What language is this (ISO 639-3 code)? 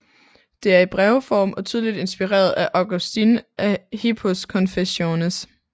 dan